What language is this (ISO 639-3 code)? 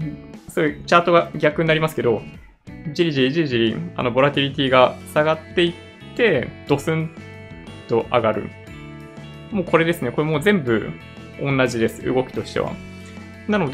jpn